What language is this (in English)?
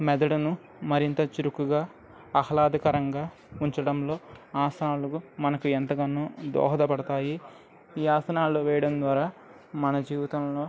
Telugu